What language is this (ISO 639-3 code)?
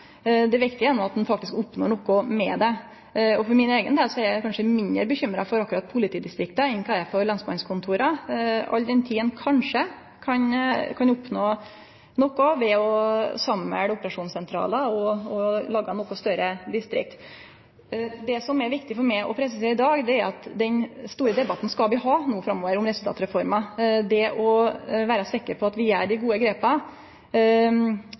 nno